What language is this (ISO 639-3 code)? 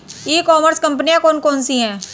hin